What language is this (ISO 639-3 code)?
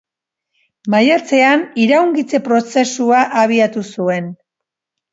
eus